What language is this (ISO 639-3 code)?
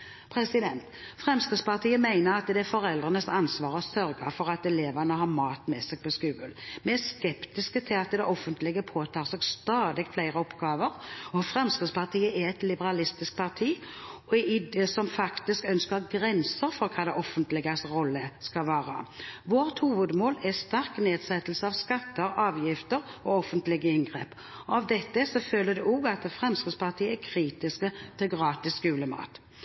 nob